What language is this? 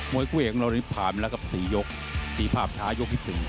Thai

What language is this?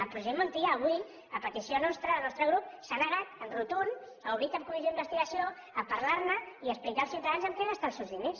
Catalan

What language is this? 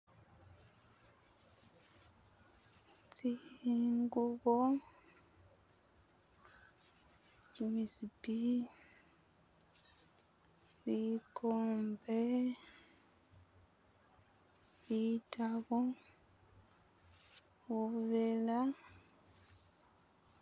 Masaaba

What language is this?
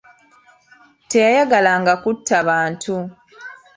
Ganda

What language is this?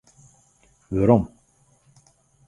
Western Frisian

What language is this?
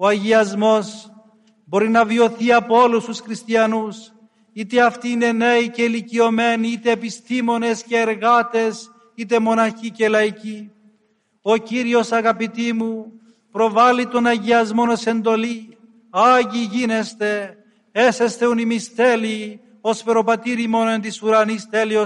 Greek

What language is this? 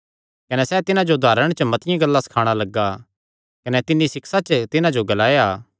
Kangri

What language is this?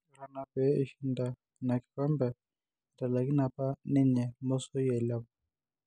Masai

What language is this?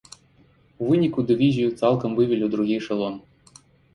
Belarusian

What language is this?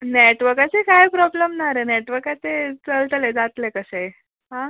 Konkani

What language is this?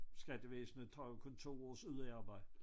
Danish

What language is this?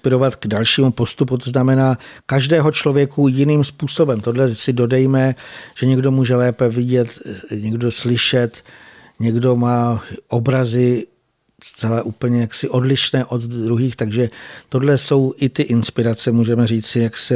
Czech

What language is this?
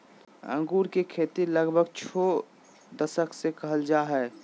Magahi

